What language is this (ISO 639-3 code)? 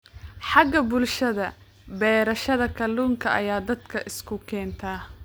som